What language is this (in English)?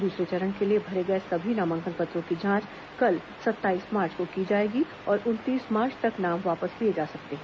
Hindi